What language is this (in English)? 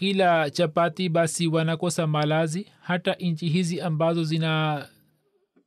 Swahili